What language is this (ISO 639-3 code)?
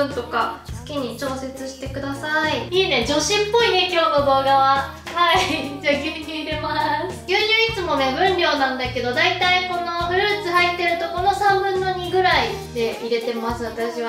jpn